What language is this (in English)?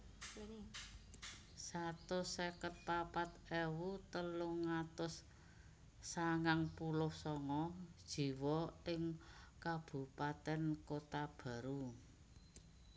Javanese